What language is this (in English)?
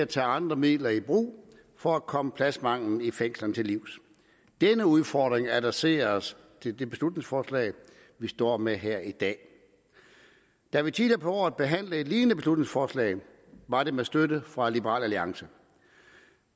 Danish